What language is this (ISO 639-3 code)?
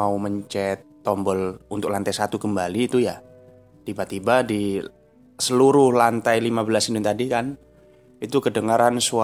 ind